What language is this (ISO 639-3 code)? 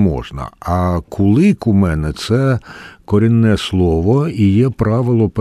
ukr